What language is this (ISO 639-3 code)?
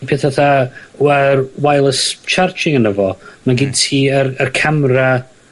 cym